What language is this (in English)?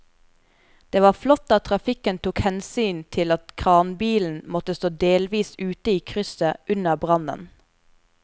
Norwegian